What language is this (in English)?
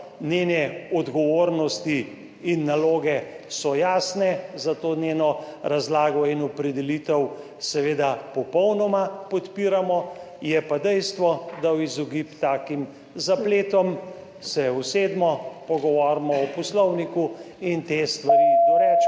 Slovenian